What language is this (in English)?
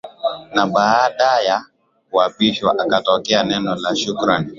Swahili